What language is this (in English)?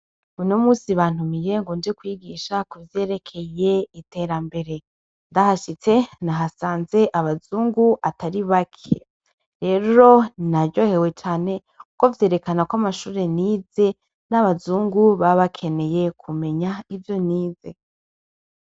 Rundi